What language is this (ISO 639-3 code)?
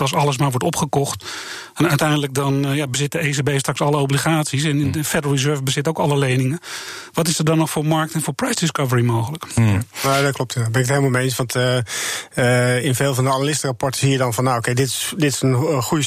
nld